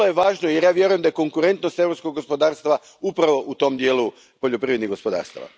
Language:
Croatian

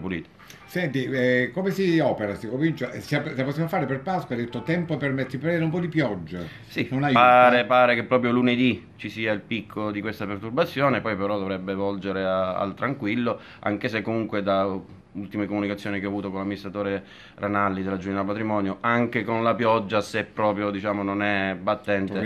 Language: Italian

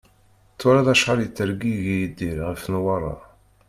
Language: Kabyle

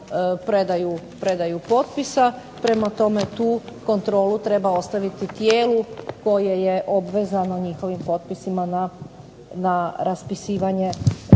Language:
Croatian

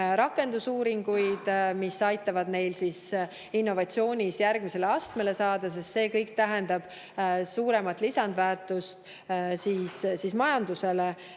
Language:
Estonian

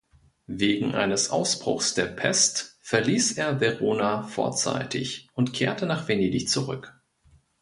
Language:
German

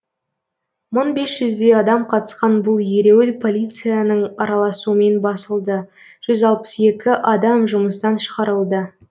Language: Kazakh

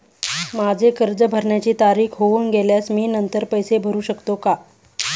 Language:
Marathi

